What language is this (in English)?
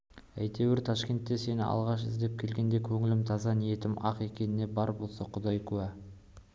Kazakh